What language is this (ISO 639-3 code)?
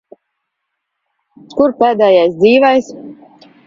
lav